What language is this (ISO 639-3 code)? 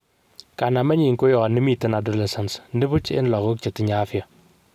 kln